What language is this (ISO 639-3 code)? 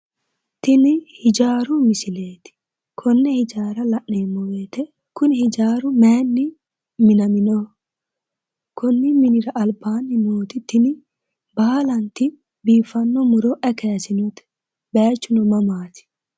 sid